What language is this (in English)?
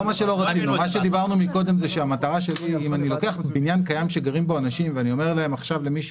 Hebrew